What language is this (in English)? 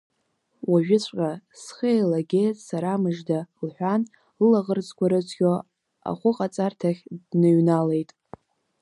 Abkhazian